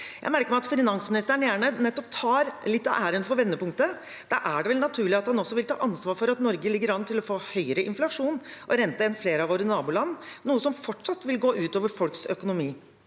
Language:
Norwegian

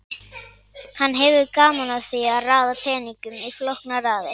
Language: Icelandic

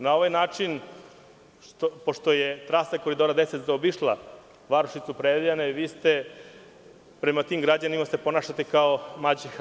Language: Serbian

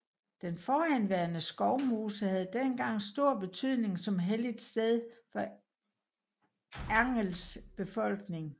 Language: Danish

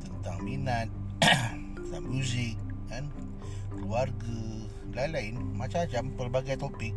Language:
Malay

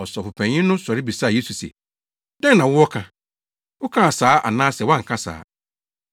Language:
Akan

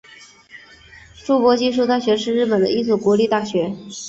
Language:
Chinese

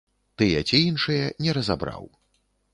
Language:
Belarusian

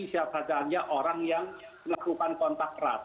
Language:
Indonesian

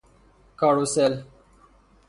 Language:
Persian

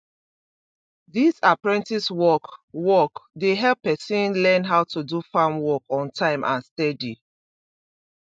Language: Nigerian Pidgin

